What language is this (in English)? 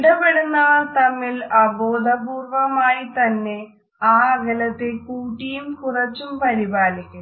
Malayalam